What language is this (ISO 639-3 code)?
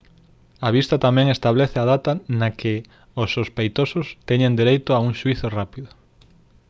glg